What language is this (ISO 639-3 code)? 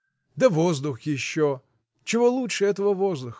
rus